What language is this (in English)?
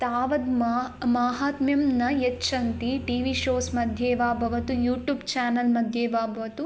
Sanskrit